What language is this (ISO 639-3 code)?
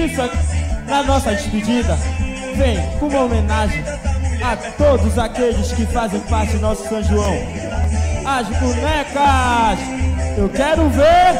por